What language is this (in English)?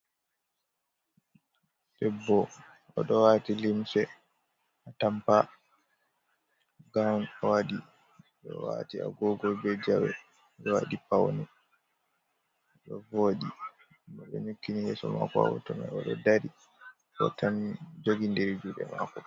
Fula